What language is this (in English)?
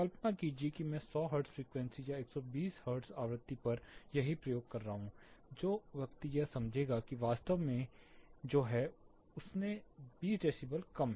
Hindi